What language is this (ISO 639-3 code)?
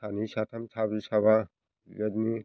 brx